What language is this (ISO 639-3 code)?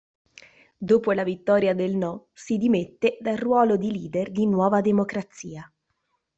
ita